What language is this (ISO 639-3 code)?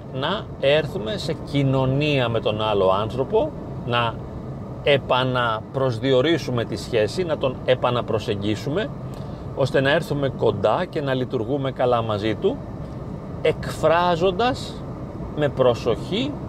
ell